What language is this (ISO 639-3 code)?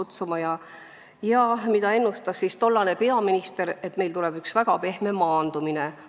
est